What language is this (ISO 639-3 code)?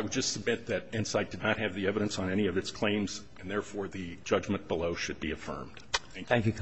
eng